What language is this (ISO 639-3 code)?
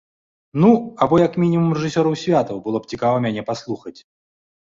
bel